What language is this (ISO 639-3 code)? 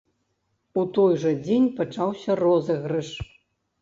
bel